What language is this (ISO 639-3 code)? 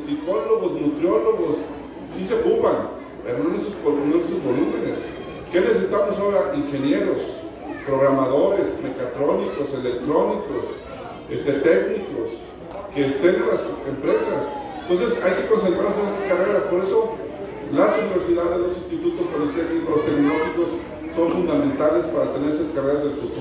spa